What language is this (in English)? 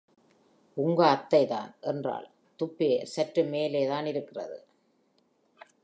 Tamil